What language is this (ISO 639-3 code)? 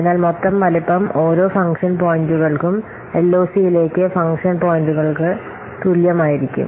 mal